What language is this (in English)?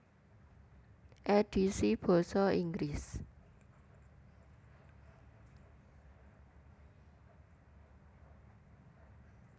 Javanese